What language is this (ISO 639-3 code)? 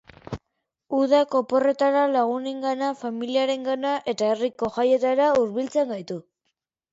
eus